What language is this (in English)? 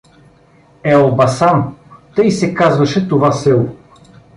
Bulgarian